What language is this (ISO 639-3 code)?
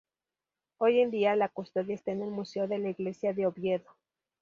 spa